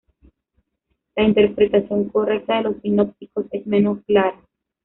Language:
Spanish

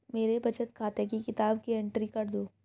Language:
Hindi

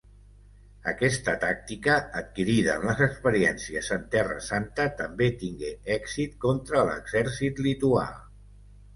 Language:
Catalan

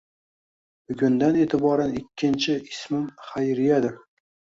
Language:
Uzbek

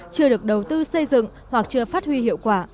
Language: Vietnamese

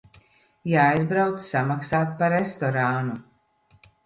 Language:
Latvian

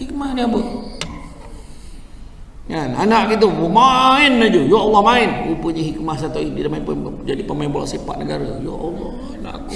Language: Malay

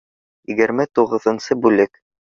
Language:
Bashkir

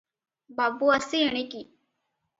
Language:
Odia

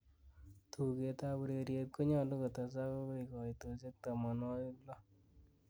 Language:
Kalenjin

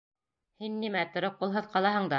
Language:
Bashkir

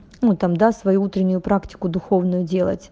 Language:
Russian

